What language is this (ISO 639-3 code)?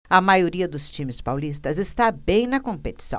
por